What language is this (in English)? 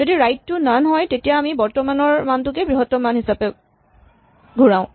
Assamese